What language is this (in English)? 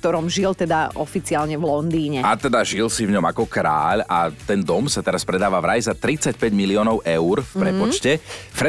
Slovak